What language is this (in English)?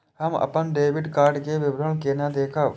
Maithili